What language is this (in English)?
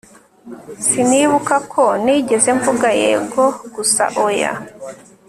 Kinyarwanda